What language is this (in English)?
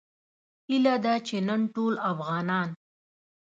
Pashto